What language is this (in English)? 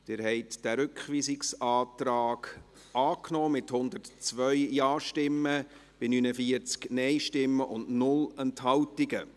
Swiss German